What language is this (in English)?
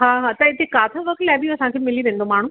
Sindhi